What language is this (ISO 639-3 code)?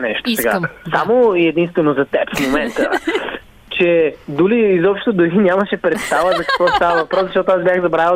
bul